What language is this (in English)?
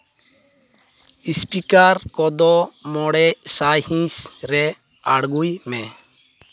Santali